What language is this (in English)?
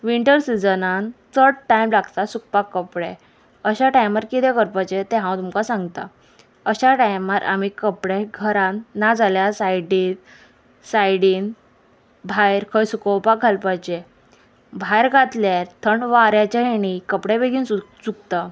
Konkani